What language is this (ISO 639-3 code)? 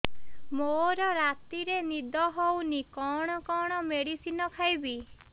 ori